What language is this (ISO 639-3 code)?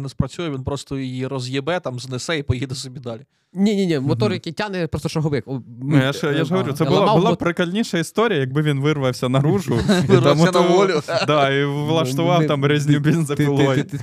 ukr